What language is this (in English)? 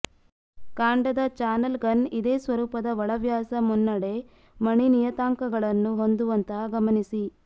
Kannada